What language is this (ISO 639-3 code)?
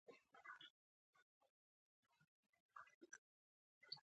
pus